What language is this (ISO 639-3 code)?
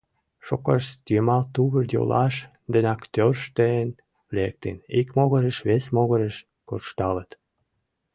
chm